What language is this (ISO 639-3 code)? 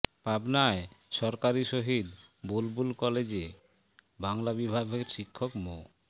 ben